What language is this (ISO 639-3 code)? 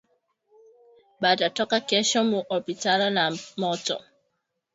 swa